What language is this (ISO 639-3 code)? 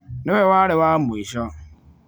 kik